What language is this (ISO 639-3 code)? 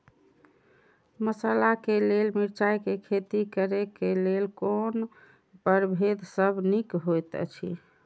mai